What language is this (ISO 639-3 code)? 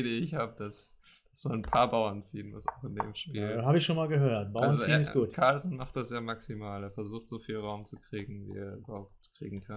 deu